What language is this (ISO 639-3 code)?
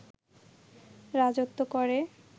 ben